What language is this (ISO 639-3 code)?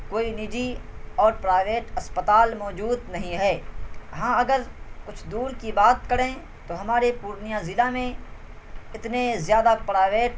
urd